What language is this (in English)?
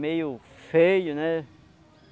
Portuguese